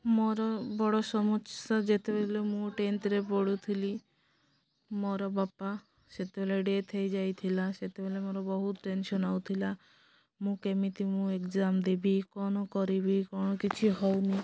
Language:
Odia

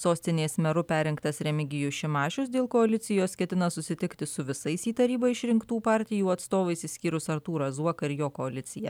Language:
Lithuanian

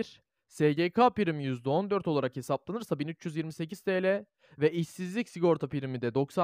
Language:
Turkish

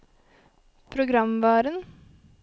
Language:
Norwegian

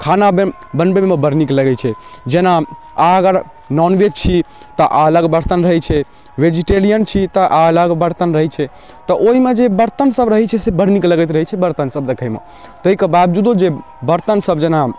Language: Maithili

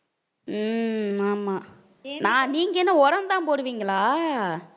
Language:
Tamil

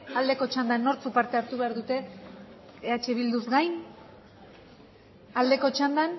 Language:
Basque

